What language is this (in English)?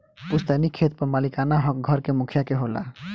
Bhojpuri